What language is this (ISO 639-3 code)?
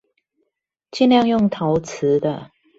zho